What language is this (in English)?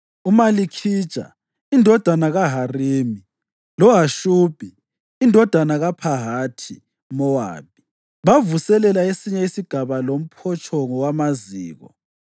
North Ndebele